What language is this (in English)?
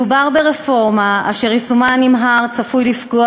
Hebrew